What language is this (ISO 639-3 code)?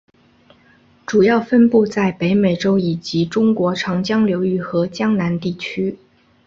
zho